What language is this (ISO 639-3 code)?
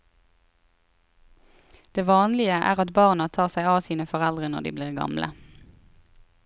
nor